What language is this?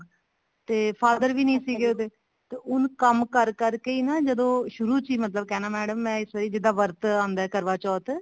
Punjabi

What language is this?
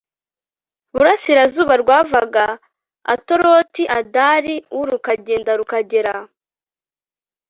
Kinyarwanda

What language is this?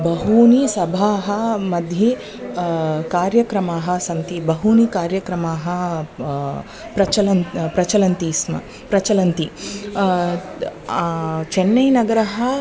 Sanskrit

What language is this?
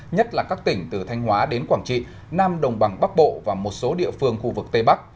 Vietnamese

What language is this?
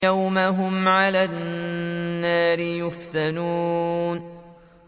Arabic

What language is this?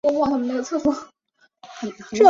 Chinese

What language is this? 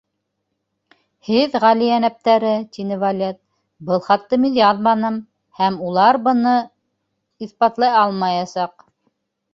Bashkir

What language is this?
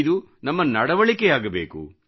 Kannada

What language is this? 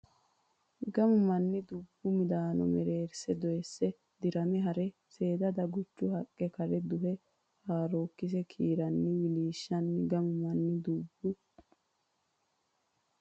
Sidamo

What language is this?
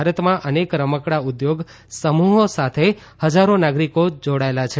Gujarati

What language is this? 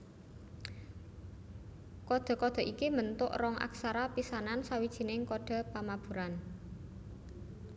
Javanese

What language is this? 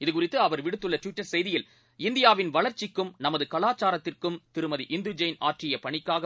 Tamil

